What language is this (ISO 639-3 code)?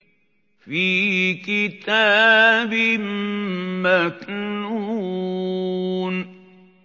ara